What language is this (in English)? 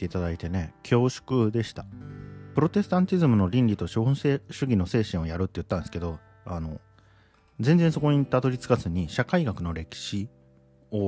Japanese